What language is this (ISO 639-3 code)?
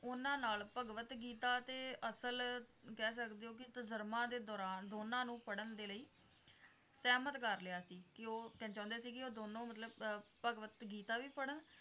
pan